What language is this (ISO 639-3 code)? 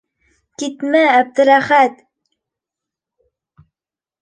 bak